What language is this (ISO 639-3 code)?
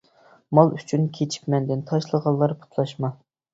uig